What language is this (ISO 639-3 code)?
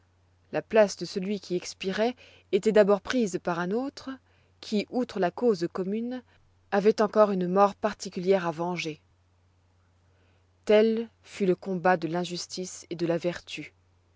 fra